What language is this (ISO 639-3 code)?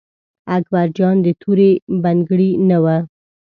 pus